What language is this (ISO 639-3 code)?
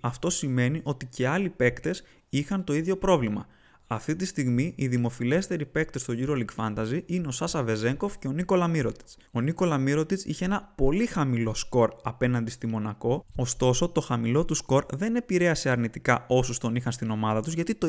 ell